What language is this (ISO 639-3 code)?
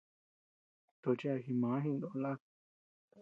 cux